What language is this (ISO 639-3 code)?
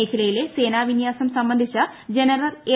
mal